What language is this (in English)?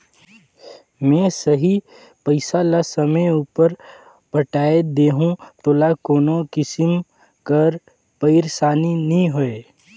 Chhattisgarhi